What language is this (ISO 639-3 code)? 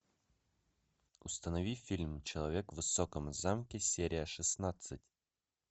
rus